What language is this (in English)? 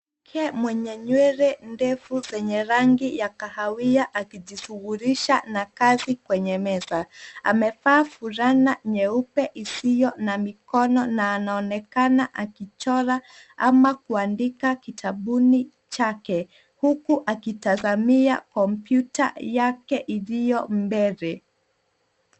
Swahili